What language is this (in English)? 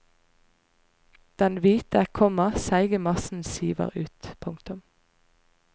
Norwegian